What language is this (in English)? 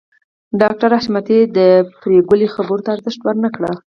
Pashto